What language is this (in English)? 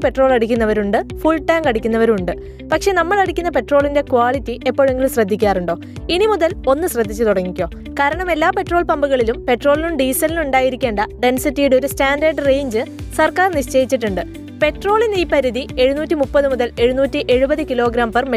Malayalam